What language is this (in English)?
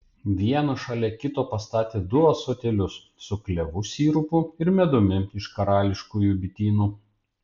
Lithuanian